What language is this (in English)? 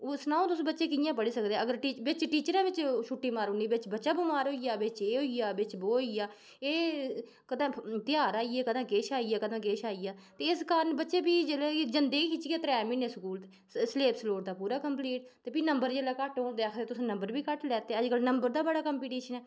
Dogri